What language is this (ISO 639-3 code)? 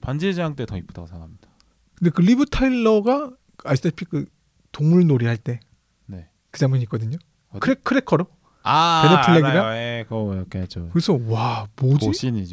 kor